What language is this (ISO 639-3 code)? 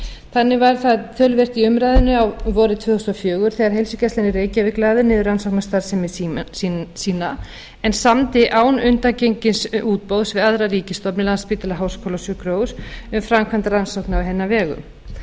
isl